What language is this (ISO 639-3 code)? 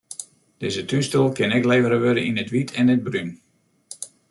fry